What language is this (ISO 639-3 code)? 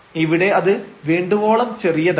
mal